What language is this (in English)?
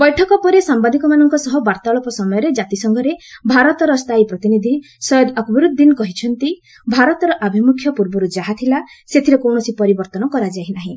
Odia